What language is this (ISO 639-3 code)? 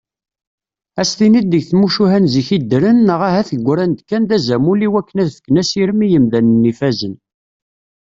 kab